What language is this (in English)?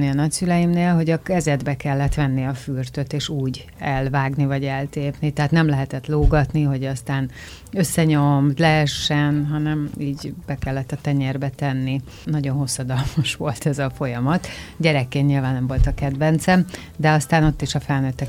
Hungarian